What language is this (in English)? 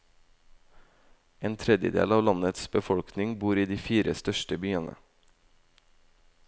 Norwegian